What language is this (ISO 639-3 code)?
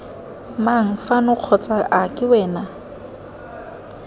tsn